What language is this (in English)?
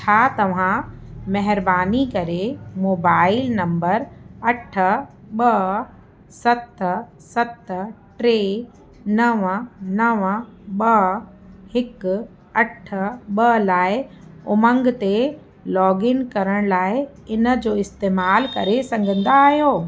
Sindhi